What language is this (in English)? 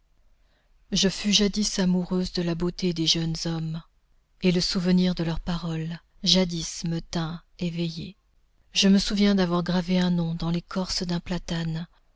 French